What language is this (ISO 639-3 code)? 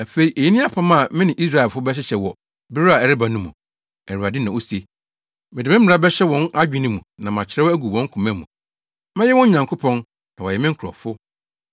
aka